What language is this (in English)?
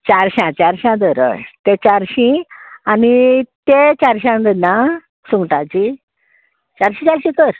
Konkani